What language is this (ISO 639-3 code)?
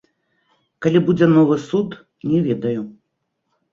bel